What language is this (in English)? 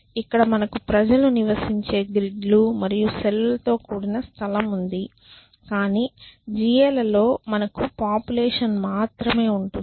Telugu